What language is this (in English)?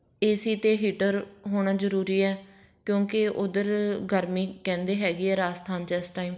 Punjabi